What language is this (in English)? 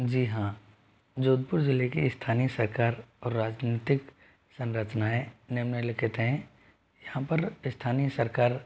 Hindi